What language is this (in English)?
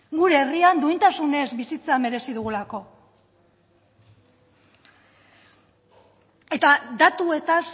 Basque